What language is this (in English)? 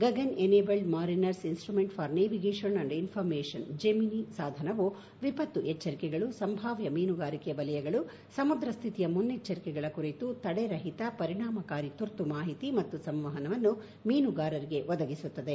Kannada